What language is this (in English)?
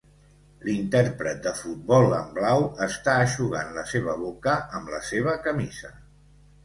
Catalan